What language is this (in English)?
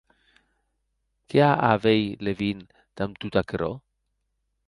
Occitan